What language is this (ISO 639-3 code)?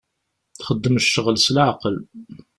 kab